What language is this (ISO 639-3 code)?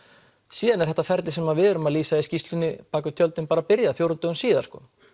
isl